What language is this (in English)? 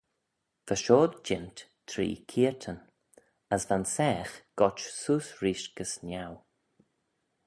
Manx